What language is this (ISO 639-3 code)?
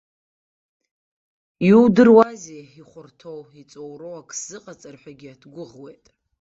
abk